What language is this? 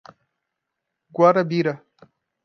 Portuguese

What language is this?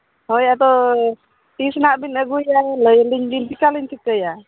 Santali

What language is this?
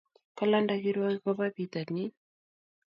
Kalenjin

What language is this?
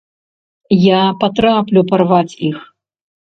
Belarusian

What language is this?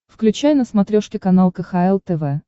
Russian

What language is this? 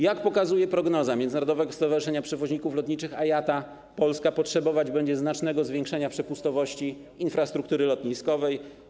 Polish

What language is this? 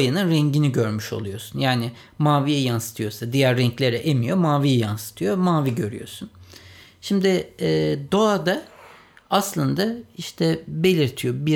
Turkish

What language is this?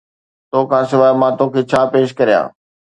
Sindhi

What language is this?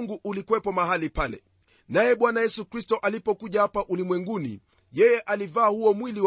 Swahili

